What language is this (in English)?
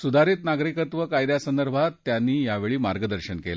Marathi